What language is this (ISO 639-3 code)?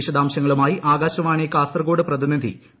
mal